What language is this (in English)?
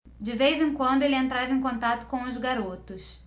Portuguese